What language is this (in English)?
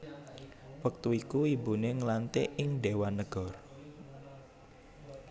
Javanese